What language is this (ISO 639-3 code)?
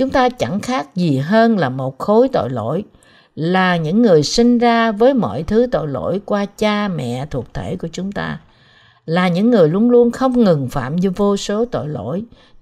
vie